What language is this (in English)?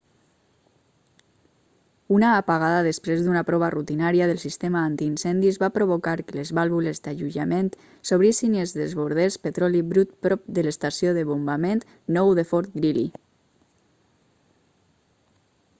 Catalan